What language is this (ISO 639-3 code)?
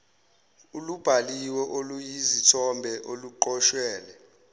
zul